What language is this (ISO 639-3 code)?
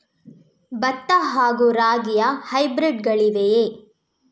kan